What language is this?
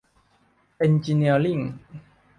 Thai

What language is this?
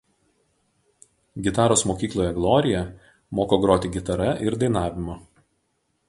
Lithuanian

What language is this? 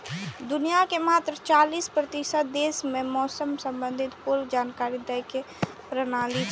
Maithili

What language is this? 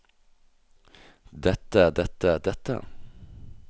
Norwegian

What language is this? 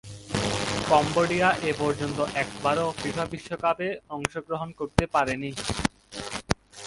Bangla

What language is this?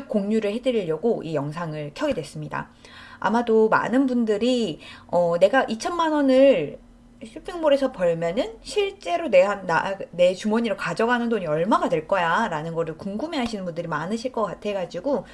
Korean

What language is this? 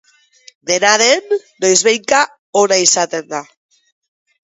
Basque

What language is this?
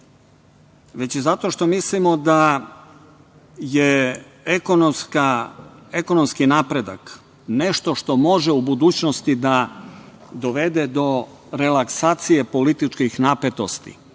Serbian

